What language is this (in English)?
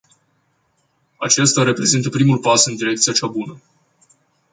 Romanian